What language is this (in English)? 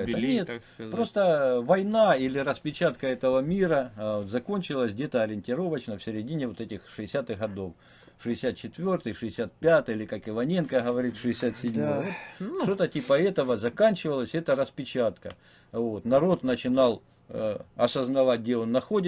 Russian